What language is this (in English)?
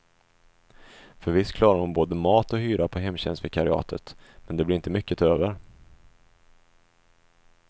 Swedish